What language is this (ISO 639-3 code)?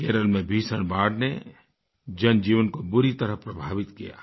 hin